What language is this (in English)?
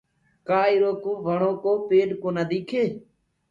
Gurgula